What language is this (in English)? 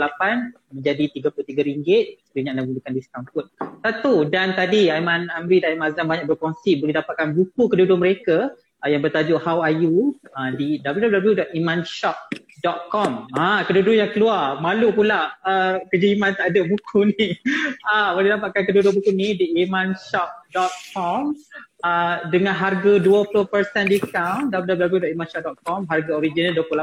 Malay